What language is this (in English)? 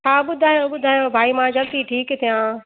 Sindhi